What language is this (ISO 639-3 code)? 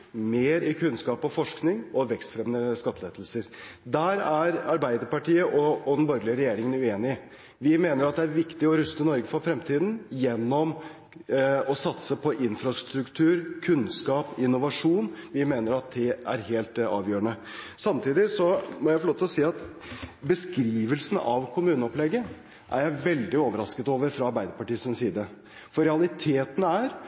nob